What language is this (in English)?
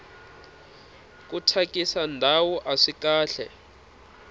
Tsonga